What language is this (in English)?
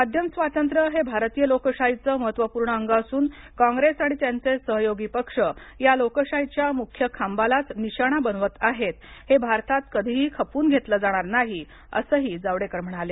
Marathi